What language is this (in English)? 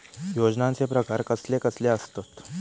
Marathi